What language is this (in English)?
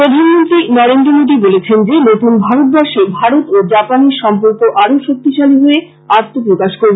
Bangla